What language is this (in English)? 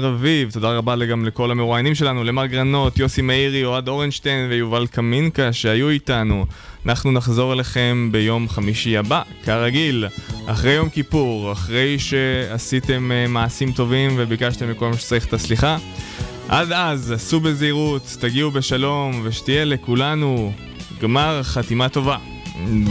Hebrew